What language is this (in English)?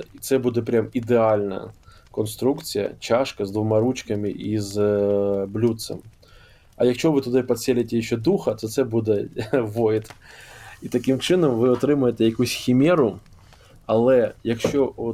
Ukrainian